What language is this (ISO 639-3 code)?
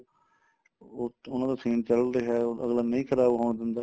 pan